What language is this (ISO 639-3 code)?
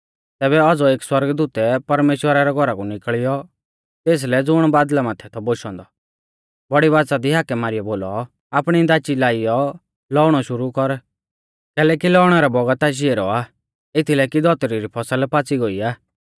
bfz